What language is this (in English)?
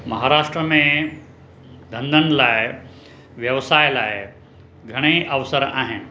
Sindhi